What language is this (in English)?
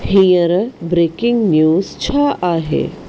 Sindhi